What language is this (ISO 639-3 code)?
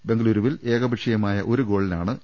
mal